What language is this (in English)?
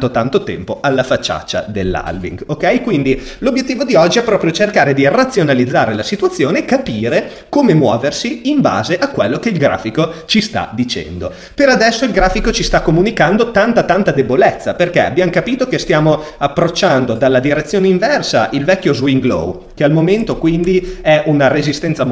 Italian